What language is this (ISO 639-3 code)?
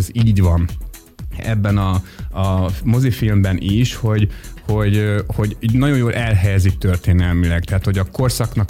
hun